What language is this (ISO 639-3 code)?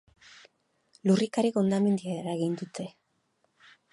eus